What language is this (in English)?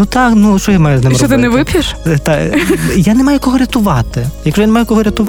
Ukrainian